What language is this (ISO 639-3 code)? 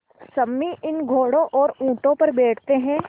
hin